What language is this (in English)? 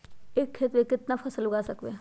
Magahi